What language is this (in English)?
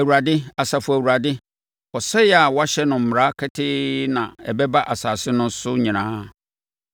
Akan